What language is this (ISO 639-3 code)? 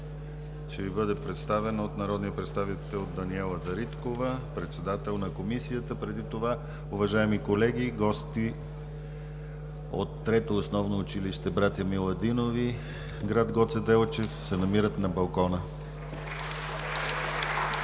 bul